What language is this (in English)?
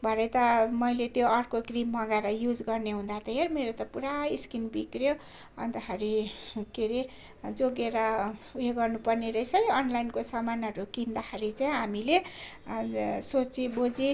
Nepali